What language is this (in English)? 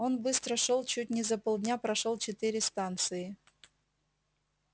Russian